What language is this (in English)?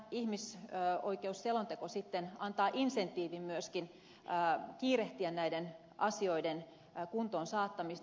Finnish